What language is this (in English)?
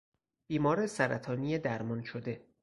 Persian